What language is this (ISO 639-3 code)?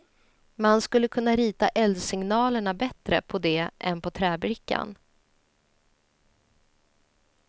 swe